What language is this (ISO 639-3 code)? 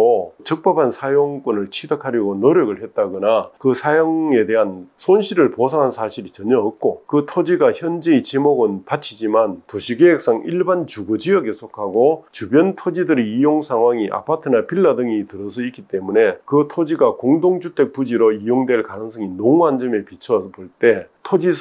kor